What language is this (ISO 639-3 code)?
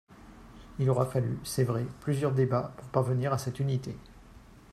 fra